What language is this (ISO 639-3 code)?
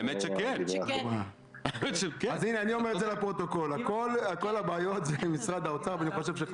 heb